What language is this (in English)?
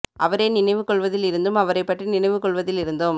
Tamil